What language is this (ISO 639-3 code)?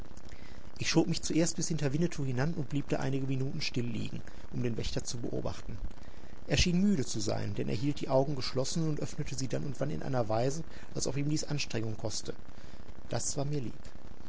deu